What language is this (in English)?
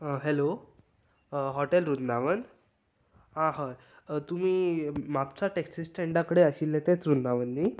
Konkani